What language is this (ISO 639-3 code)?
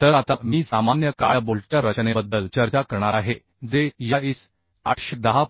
mar